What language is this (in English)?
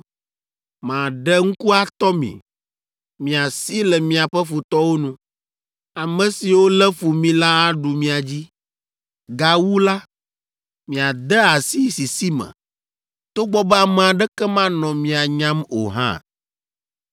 Ewe